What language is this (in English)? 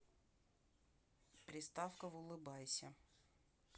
Russian